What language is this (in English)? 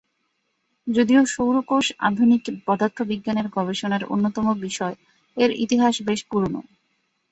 Bangla